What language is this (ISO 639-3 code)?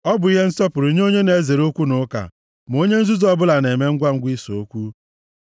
ibo